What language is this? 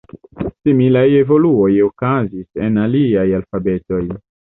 Esperanto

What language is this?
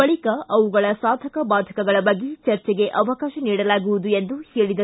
Kannada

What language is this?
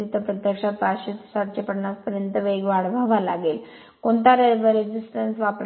Marathi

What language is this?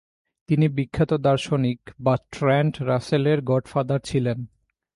Bangla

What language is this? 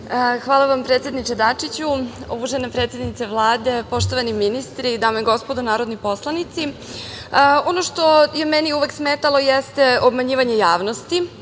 Serbian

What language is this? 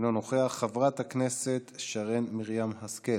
Hebrew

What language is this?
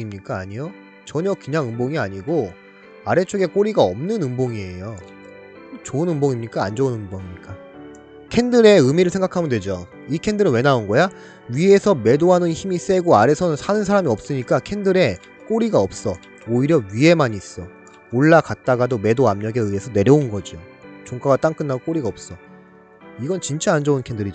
Korean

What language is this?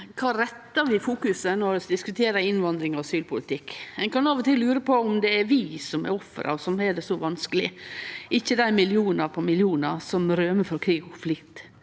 Norwegian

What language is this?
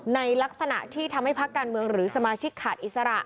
Thai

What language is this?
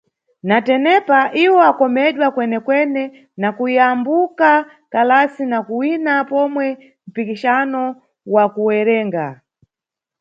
Nyungwe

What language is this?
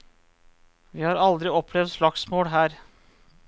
Norwegian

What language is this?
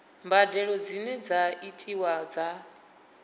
Venda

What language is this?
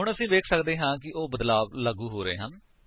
Punjabi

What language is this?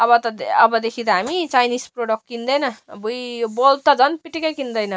Nepali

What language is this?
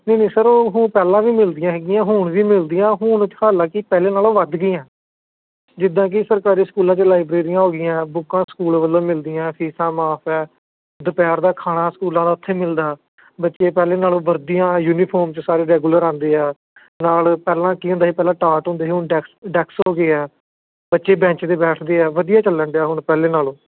Punjabi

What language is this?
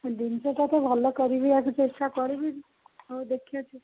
Odia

